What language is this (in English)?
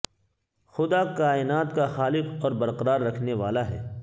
Urdu